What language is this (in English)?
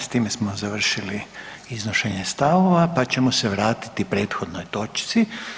Croatian